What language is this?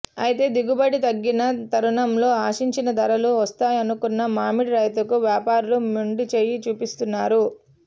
Telugu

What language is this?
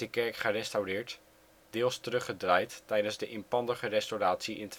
Dutch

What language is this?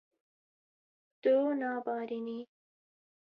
Kurdish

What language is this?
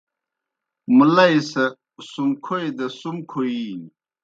Kohistani Shina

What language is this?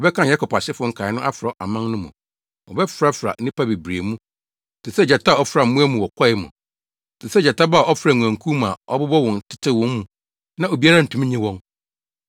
Akan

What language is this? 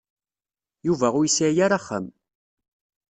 Kabyle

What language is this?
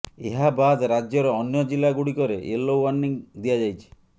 Odia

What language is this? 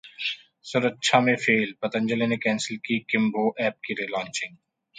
Hindi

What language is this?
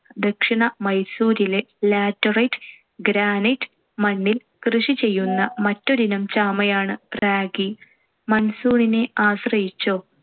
Malayalam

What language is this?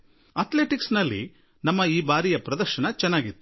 Kannada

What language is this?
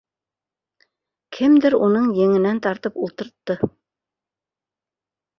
Bashkir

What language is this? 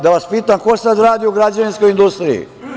Serbian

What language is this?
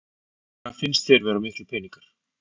Icelandic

